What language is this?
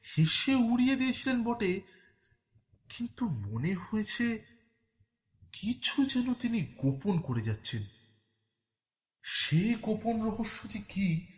Bangla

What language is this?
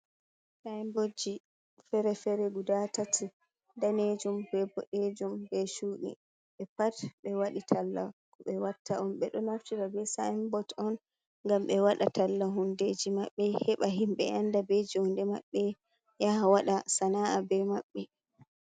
Fula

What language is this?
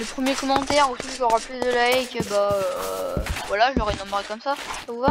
French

